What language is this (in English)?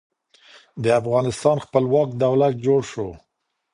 Pashto